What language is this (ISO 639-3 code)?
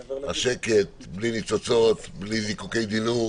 heb